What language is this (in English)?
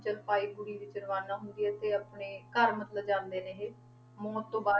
Punjabi